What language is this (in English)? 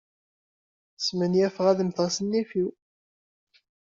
Kabyle